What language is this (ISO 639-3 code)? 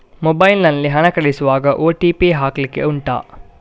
kan